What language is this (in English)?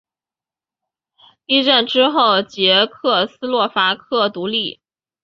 Chinese